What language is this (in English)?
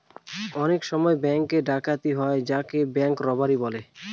Bangla